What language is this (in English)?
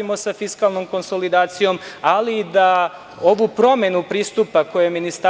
Serbian